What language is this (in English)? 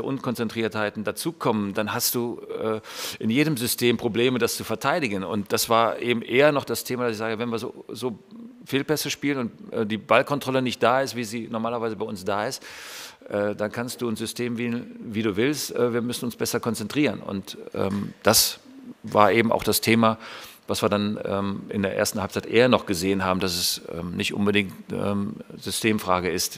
German